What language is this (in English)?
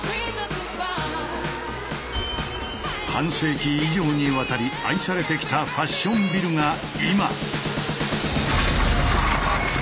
Japanese